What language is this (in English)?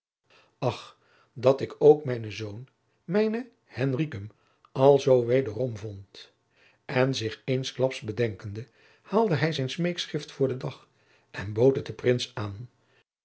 Dutch